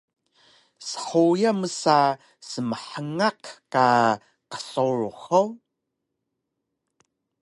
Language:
Taroko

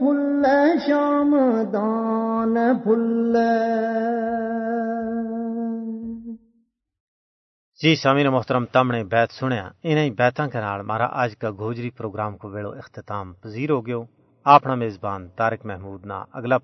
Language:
Urdu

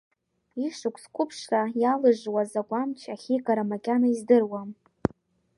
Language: Abkhazian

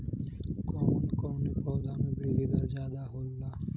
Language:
Bhojpuri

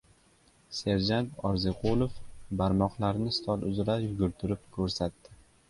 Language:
Uzbek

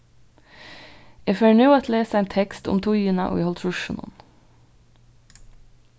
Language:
Faroese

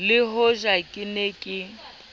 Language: Southern Sotho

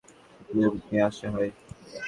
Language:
Bangla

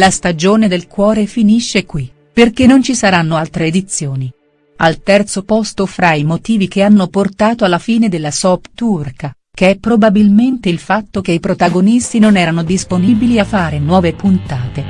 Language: Italian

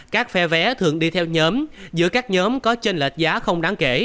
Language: Vietnamese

